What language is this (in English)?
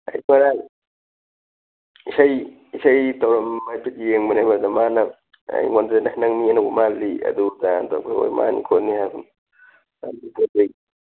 Manipuri